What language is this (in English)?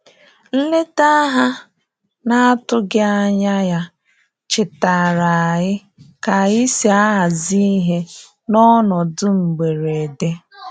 Igbo